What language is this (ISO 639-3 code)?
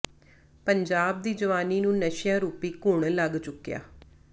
pan